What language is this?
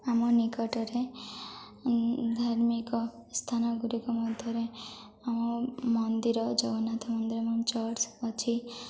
Odia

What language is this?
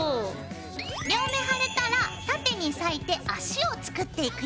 Japanese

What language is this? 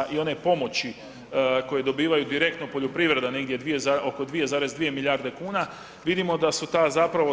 Croatian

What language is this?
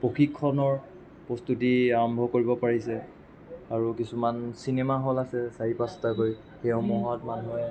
Assamese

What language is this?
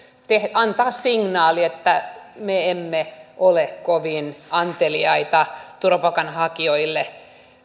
Finnish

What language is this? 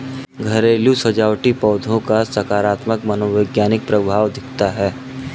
Hindi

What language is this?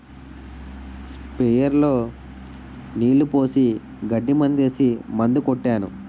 Telugu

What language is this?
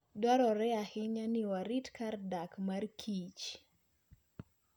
Luo (Kenya and Tanzania)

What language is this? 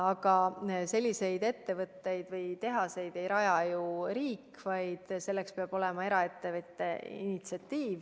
Estonian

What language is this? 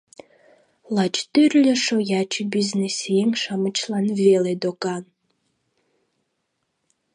Mari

